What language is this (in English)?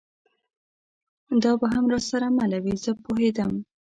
Pashto